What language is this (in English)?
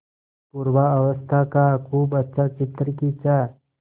Hindi